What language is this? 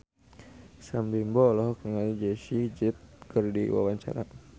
Sundanese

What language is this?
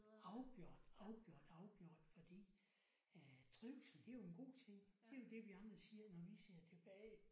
Danish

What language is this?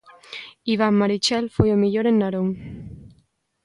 Galician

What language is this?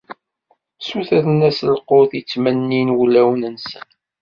Kabyle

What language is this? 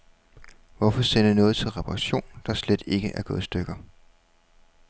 Danish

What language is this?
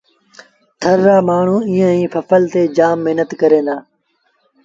Sindhi Bhil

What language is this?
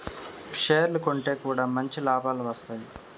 Telugu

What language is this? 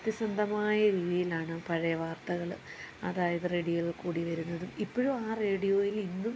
Malayalam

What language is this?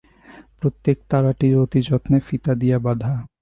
Bangla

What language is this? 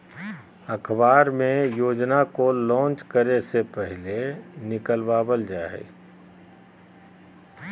Magahi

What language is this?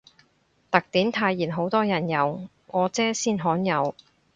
Cantonese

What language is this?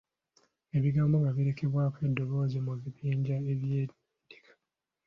Ganda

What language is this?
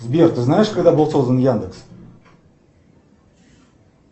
Russian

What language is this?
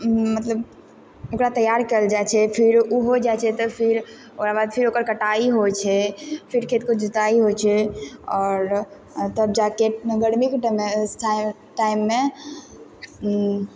Maithili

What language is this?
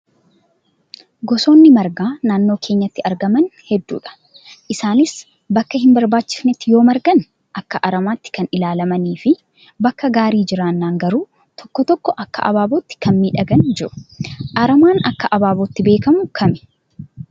Oromo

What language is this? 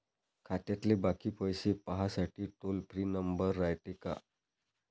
Marathi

